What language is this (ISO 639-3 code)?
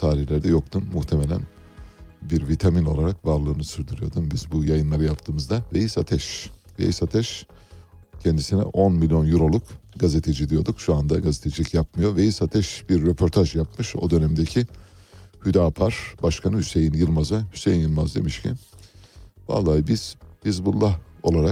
tur